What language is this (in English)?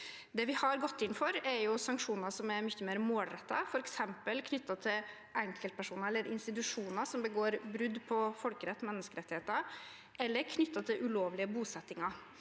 Norwegian